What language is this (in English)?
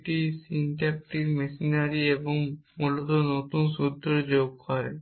Bangla